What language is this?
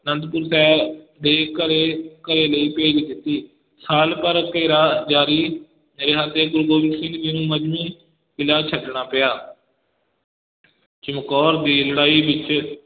Punjabi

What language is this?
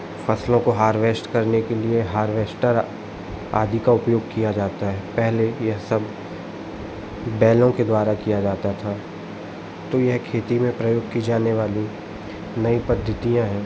Hindi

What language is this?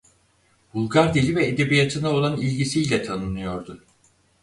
Turkish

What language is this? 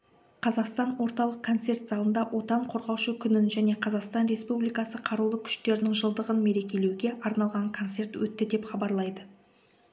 Kazakh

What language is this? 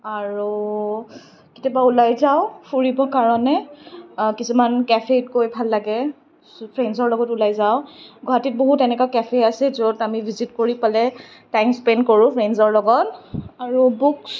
Assamese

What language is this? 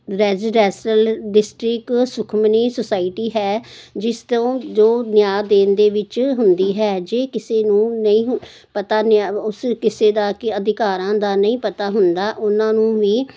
Punjabi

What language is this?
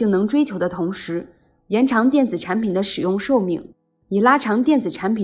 Chinese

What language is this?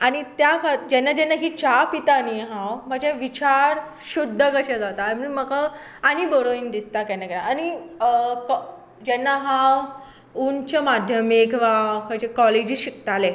Konkani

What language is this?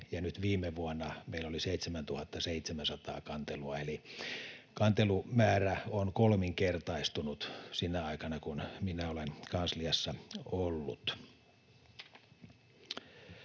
Finnish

